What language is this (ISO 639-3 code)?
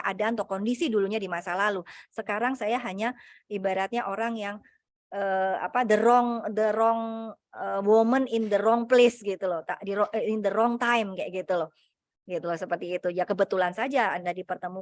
ind